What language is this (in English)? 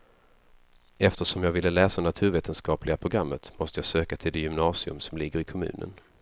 Swedish